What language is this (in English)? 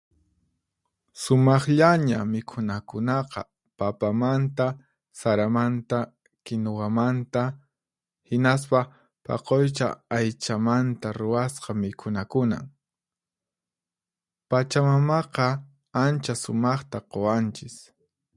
Puno Quechua